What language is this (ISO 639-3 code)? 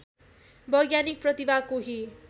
nep